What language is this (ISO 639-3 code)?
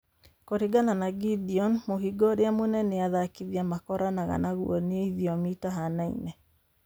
kik